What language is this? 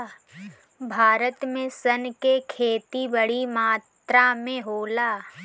Bhojpuri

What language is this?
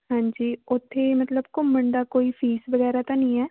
Punjabi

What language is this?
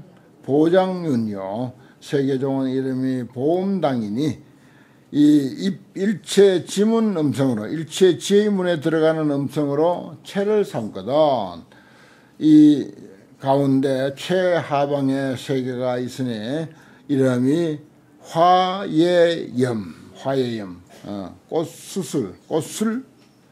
Korean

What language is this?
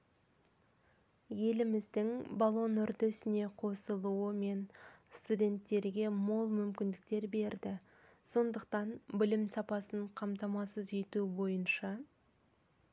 Kazakh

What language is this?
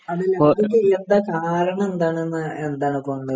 Malayalam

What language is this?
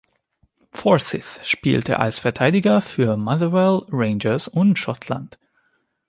German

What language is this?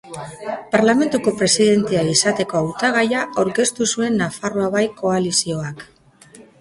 Basque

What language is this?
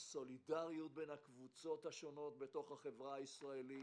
Hebrew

